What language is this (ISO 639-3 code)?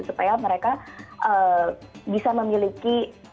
ind